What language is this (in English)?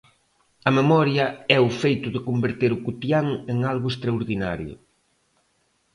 Galician